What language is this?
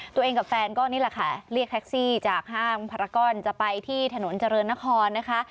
Thai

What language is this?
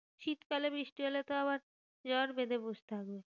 Bangla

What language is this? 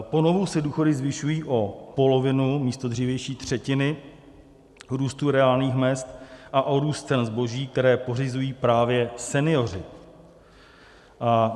Czech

